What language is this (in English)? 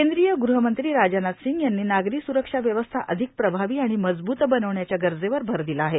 Marathi